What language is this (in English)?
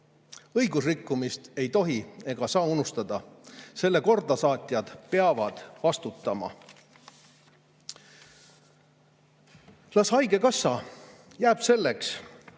Estonian